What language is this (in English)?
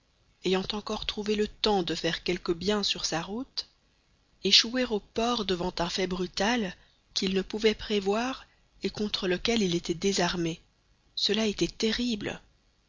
French